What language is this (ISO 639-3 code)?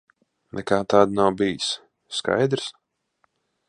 lav